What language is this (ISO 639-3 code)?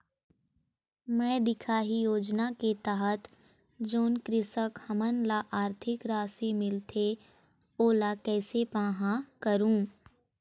hne